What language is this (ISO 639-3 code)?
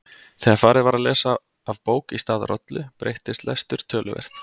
isl